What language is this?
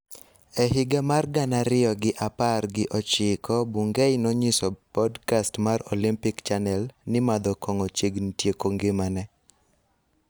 Luo (Kenya and Tanzania)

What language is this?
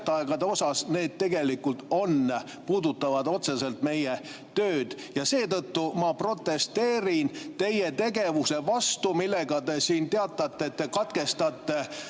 Estonian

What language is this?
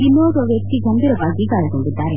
Kannada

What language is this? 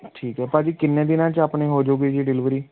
Punjabi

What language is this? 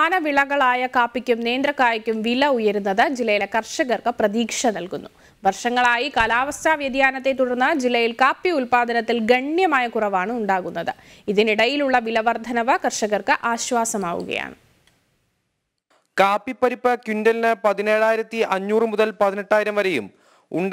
Hindi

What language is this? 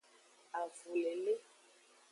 Aja (Benin)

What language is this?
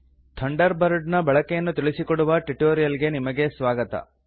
Kannada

